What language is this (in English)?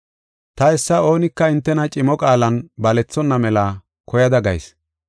Gofa